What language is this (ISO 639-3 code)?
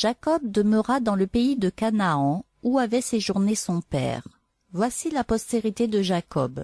fra